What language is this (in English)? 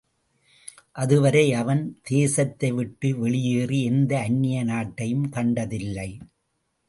Tamil